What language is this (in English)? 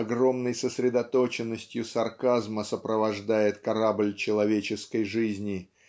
Russian